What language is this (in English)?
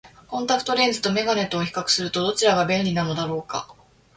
Japanese